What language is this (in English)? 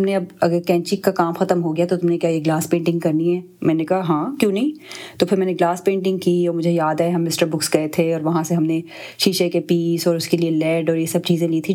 Urdu